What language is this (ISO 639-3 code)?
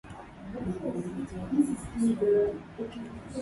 swa